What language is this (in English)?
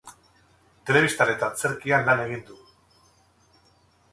Basque